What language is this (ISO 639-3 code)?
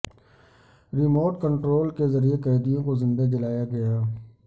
urd